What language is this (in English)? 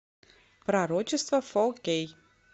Russian